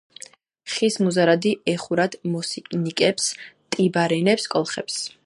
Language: Georgian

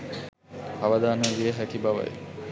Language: Sinhala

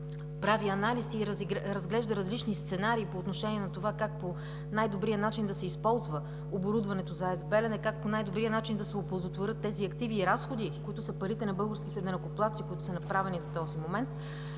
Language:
Bulgarian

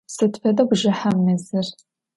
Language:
Adyghe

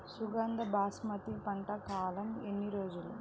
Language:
Telugu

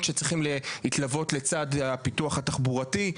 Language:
Hebrew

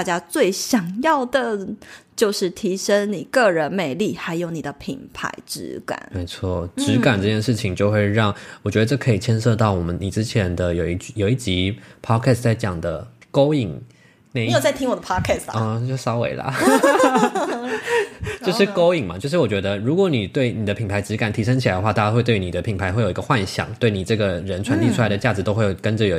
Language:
Chinese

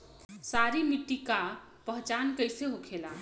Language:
Bhojpuri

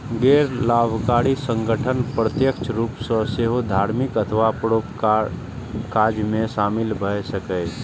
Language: Maithili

